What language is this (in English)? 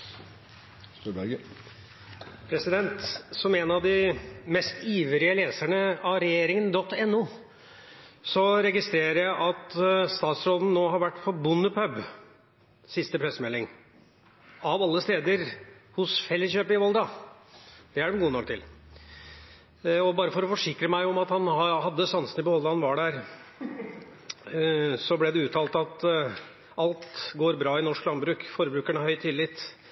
Norwegian Bokmål